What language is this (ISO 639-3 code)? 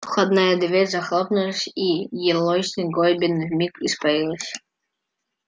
rus